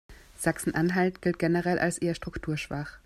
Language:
German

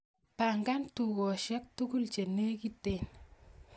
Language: Kalenjin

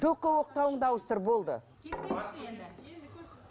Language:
Kazakh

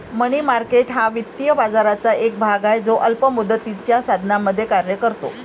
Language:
Marathi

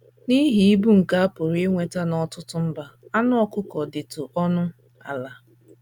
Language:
Igbo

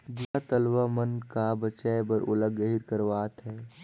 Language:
Chhattisgarhi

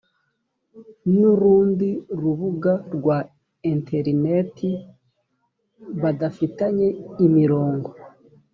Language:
Kinyarwanda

